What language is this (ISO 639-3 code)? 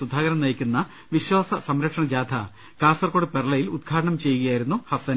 mal